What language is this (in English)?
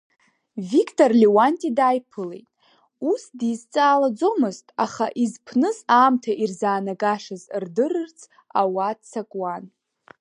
Abkhazian